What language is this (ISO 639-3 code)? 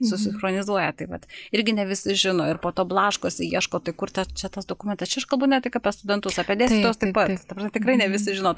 lit